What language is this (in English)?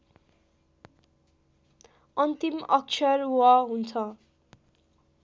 Nepali